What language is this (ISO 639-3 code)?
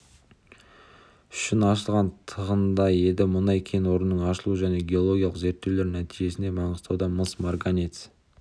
kaz